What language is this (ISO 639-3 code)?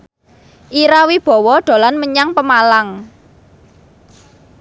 jav